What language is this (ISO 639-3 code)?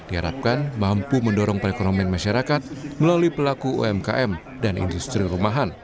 ind